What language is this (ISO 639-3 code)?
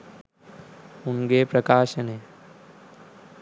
sin